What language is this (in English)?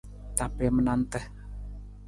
Nawdm